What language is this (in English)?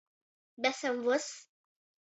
Latgalian